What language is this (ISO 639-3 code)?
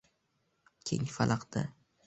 uzb